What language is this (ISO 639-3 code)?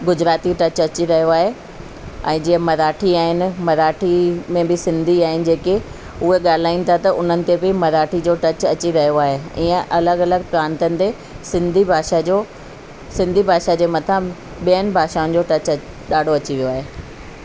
snd